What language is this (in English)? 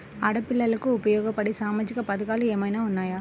Telugu